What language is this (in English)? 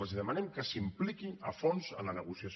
Catalan